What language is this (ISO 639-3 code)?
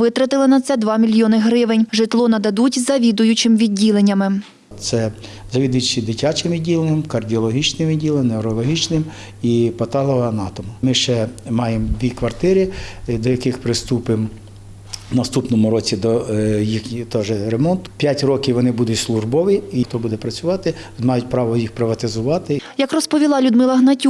ukr